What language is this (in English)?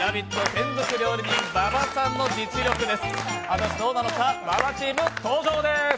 Japanese